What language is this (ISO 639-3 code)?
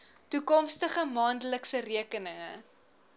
afr